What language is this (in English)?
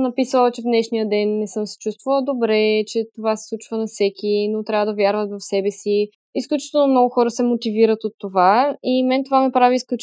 Bulgarian